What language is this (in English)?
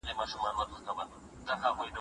Pashto